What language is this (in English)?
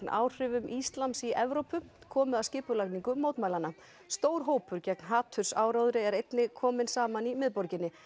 Icelandic